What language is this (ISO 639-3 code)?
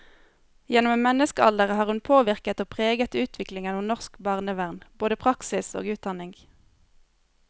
nor